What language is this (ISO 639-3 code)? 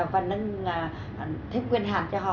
vie